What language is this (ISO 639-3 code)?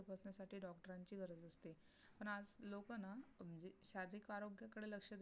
mar